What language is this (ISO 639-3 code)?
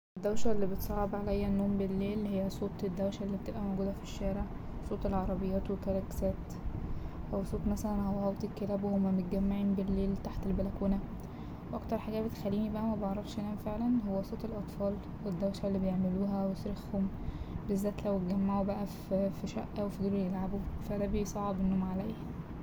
arz